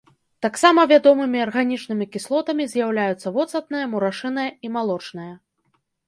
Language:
Belarusian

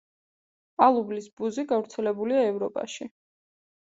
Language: Georgian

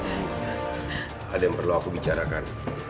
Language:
Indonesian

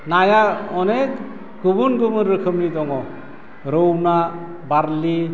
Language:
Bodo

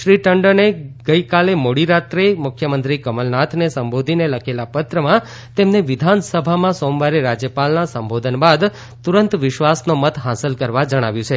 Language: Gujarati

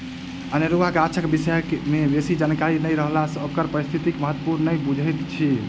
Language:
Maithili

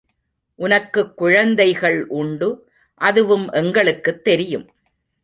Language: Tamil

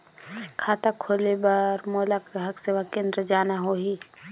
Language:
Chhattisgarhi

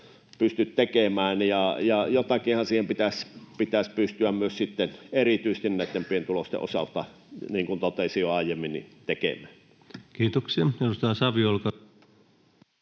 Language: Finnish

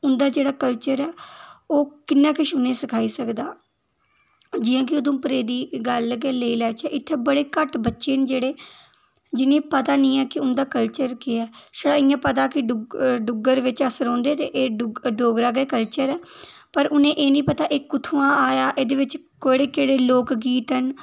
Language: Dogri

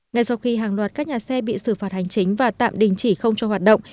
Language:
Vietnamese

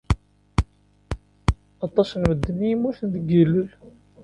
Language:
Kabyle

